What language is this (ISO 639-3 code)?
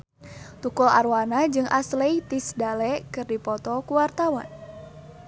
sun